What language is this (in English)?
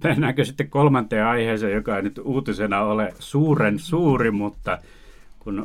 Finnish